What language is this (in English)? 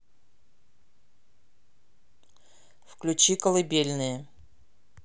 Russian